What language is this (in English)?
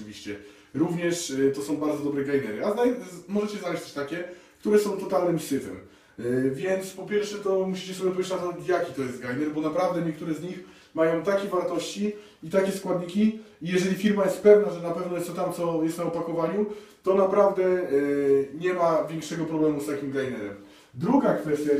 Polish